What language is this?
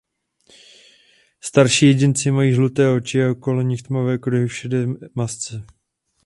Czech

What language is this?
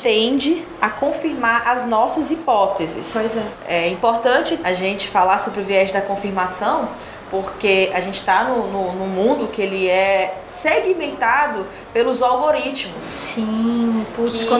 Portuguese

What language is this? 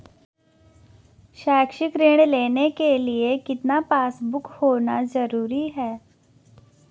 Hindi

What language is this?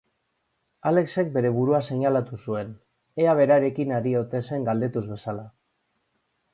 Basque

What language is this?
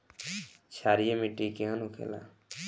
Bhojpuri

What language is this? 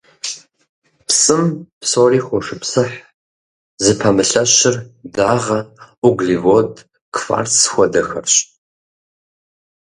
Kabardian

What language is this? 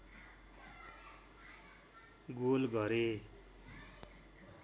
Nepali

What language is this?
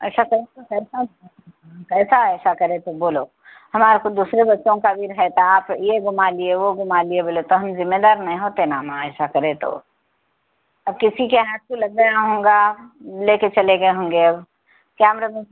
Urdu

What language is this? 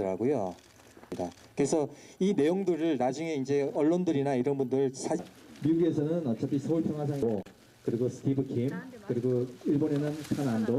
Korean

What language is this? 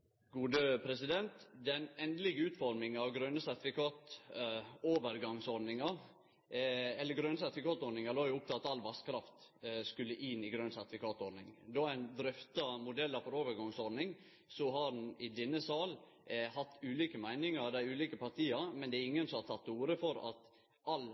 Norwegian Nynorsk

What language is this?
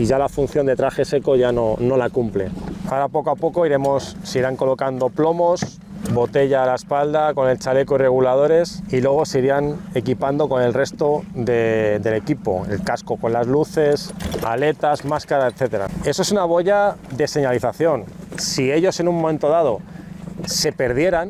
Spanish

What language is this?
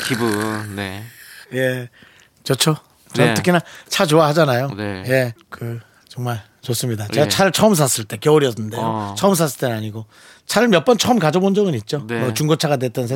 Korean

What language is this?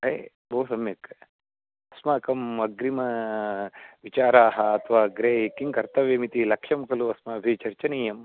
Sanskrit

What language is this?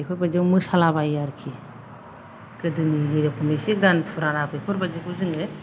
Bodo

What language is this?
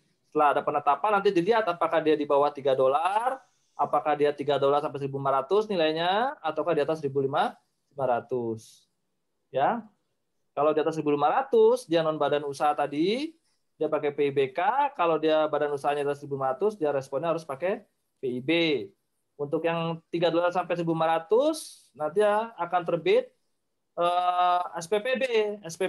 Indonesian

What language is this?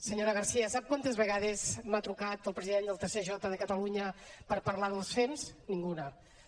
Catalan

